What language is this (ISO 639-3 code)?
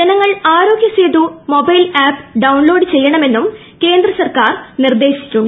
mal